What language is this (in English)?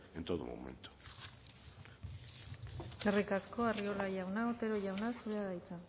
Basque